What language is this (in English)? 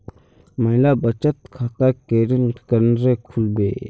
Magahi